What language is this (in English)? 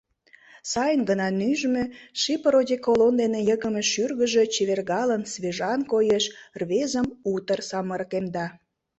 Mari